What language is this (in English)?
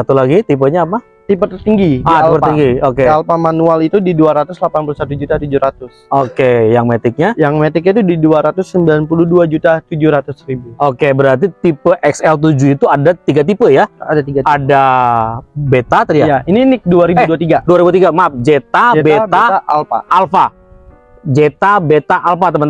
Indonesian